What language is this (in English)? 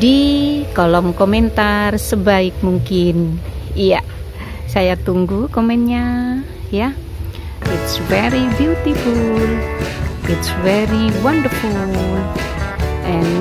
Indonesian